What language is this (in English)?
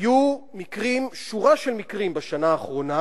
Hebrew